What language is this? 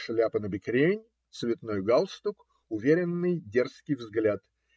Russian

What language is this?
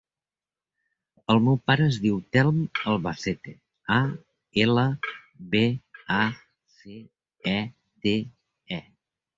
Catalan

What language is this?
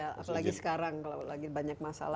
Indonesian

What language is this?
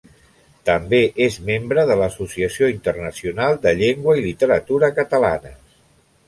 Catalan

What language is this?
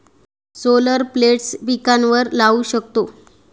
Marathi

